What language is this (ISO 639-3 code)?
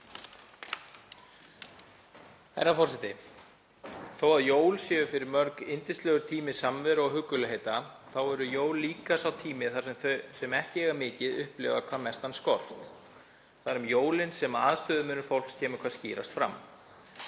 isl